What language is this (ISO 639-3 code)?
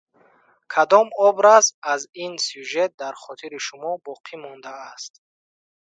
tgk